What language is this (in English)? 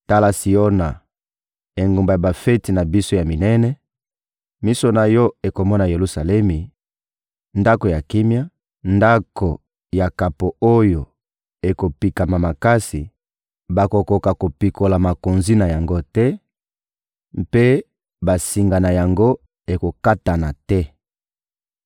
Lingala